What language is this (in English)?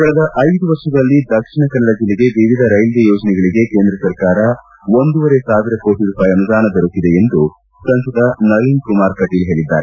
Kannada